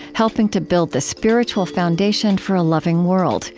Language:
English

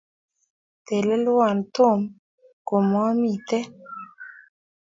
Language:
Kalenjin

